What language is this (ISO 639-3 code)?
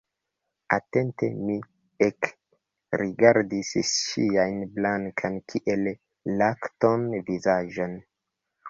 epo